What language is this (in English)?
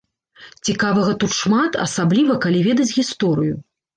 Belarusian